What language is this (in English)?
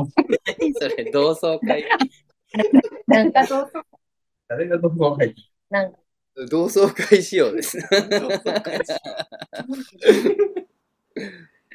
Japanese